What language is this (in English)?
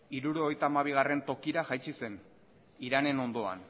Basque